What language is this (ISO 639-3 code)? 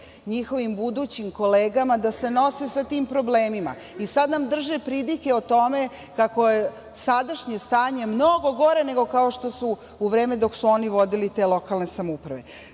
srp